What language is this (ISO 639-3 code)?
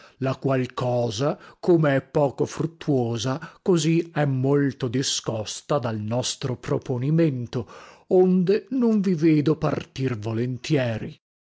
ita